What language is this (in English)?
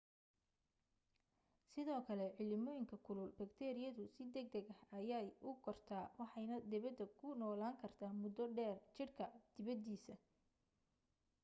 Somali